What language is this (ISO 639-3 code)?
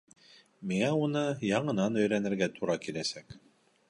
bak